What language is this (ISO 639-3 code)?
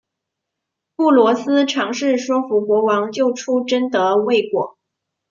zho